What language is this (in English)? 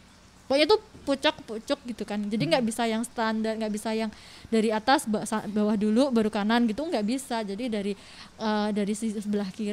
Indonesian